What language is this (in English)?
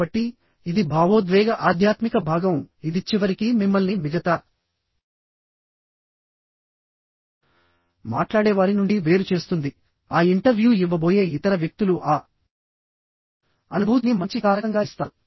Telugu